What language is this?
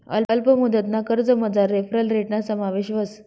Marathi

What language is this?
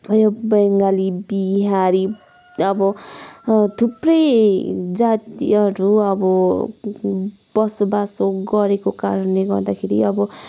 Nepali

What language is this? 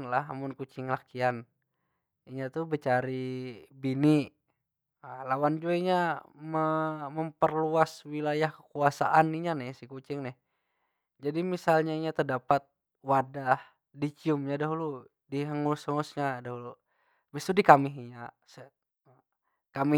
Banjar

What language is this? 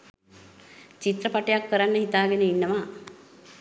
Sinhala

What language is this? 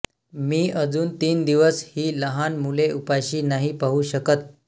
Marathi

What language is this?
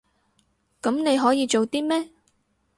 Cantonese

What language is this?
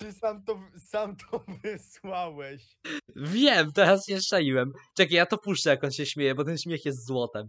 Polish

